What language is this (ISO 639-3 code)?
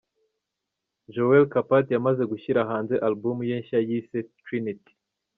kin